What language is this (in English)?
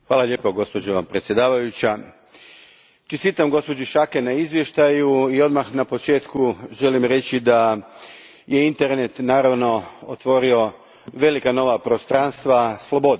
Croatian